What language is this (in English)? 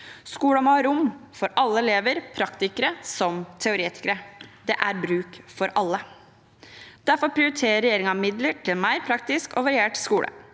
Norwegian